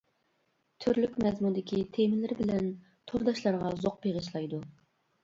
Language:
Uyghur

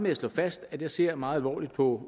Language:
Danish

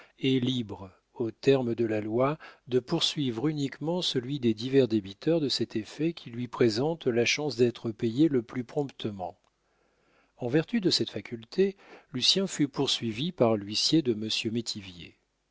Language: French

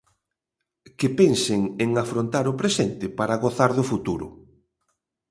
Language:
Galician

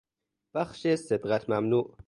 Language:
Persian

